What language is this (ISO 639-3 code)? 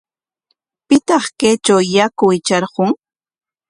qwa